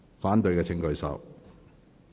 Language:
Cantonese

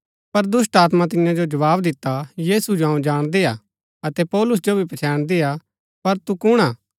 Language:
Gaddi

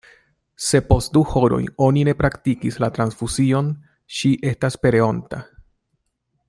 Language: Esperanto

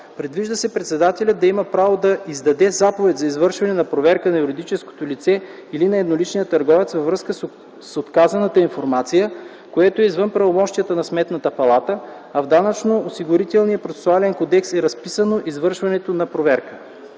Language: Bulgarian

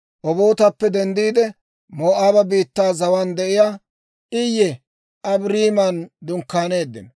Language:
Dawro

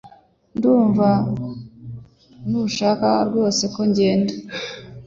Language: Kinyarwanda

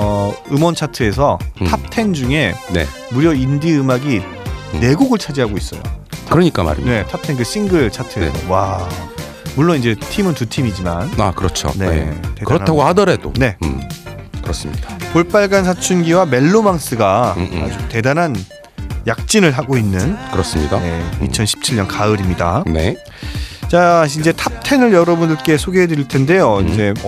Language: Korean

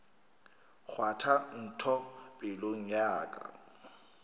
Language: Northern Sotho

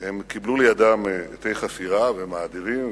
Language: Hebrew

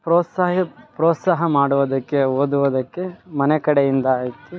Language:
Kannada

